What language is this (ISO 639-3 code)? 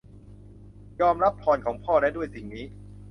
tha